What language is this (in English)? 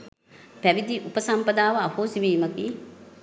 Sinhala